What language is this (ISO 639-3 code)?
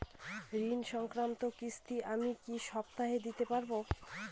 ben